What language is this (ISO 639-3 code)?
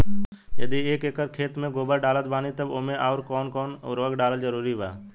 bho